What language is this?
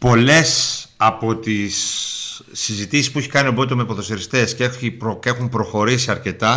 Greek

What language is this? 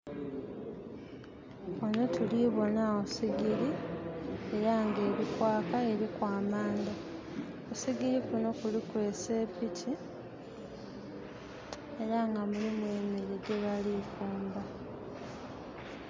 Soga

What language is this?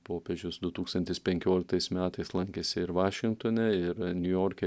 Lithuanian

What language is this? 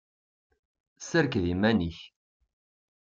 Kabyle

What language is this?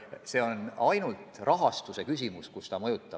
Estonian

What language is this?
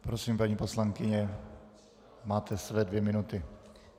Czech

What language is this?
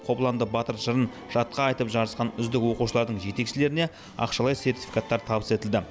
Kazakh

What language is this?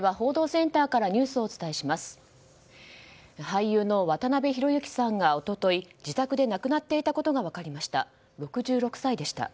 Japanese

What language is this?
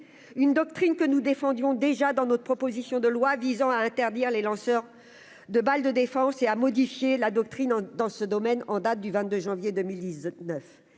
French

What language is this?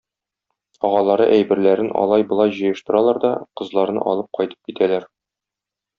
Tatar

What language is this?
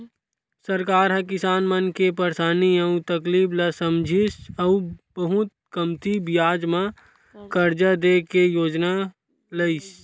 Chhattisgarhi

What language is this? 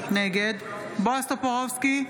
Hebrew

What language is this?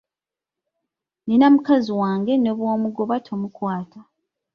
Ganda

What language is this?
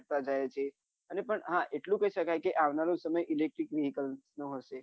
Gujarati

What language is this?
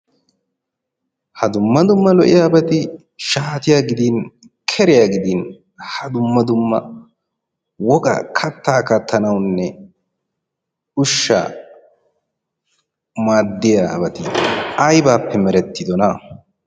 Wolaytta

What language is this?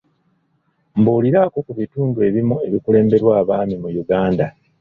Ganda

